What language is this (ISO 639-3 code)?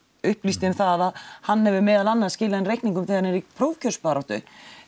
isl